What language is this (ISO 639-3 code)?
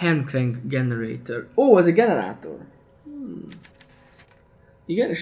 hun